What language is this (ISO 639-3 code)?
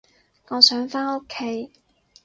yue